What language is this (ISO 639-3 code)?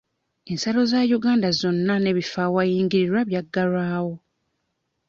lug